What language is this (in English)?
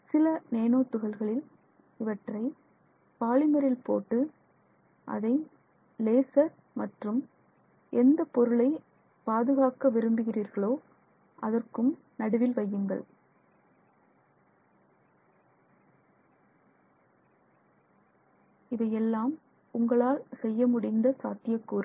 Tamil